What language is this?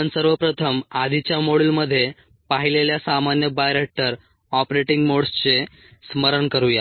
Marathi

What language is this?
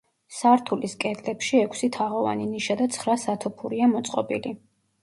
Georgian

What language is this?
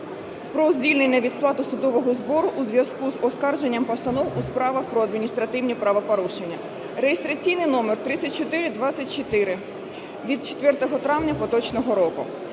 Ukrainian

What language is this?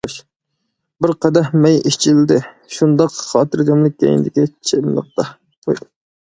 Uyghur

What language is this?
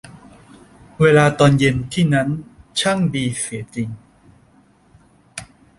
Thai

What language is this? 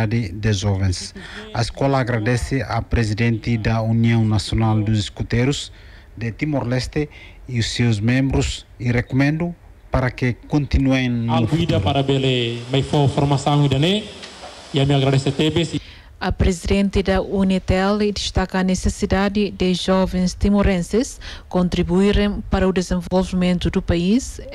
Portuguese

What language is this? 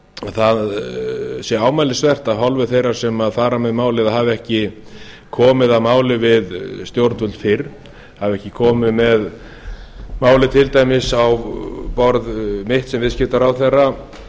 Icelandic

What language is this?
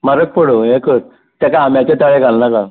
Konkani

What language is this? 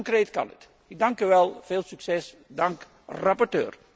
Dutch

